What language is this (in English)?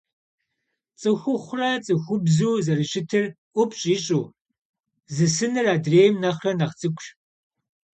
Kabardian